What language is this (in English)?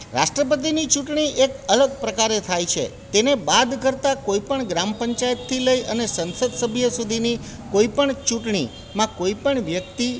Gujarati